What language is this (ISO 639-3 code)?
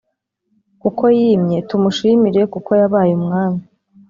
kin